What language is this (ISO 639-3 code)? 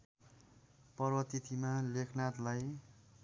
nep